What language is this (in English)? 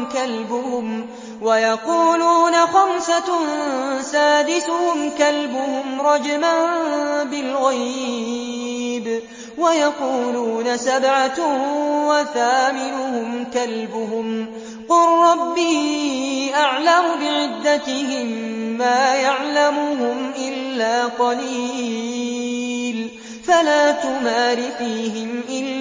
Arabic